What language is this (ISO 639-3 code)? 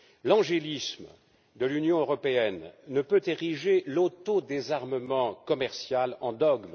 fra